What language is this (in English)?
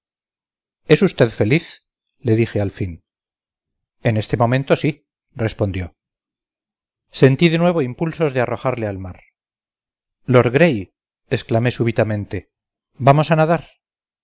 Spanish